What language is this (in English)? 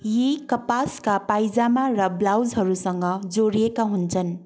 Nepali